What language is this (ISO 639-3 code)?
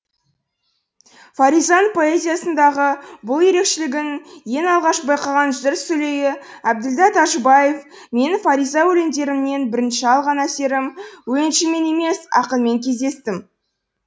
kaz